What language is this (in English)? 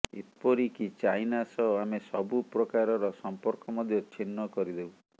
Odia